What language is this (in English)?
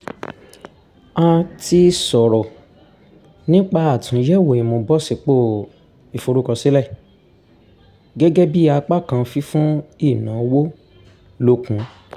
Yoruba